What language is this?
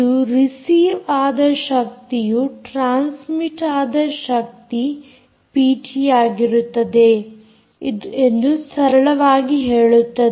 Kannada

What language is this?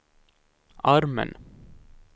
Swedish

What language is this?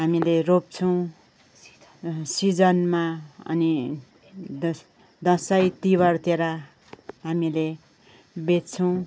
Nepali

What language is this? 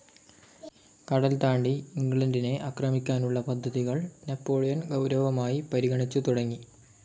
Malayalam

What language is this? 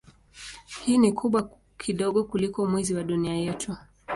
Swahili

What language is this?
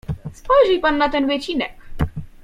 Polish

